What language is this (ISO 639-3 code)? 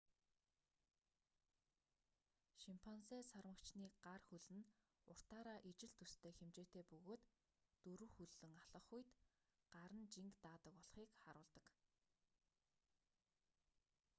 mon